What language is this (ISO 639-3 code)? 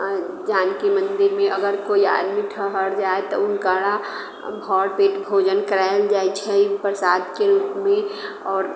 mai